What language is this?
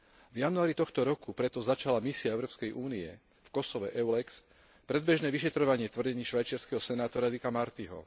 Slovak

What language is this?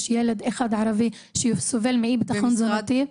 Hebrew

